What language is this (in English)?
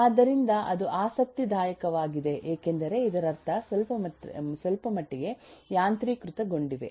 Kannada